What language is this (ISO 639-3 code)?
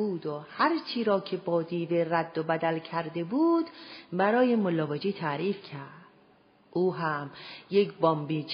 fas